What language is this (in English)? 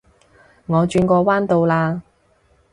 Cantonese